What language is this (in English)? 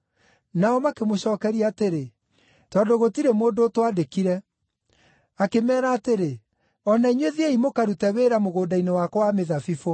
Kikuyu